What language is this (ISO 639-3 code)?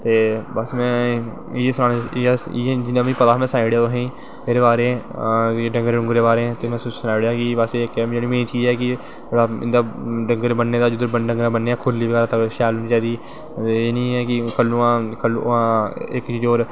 doi